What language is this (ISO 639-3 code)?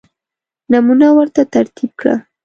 pus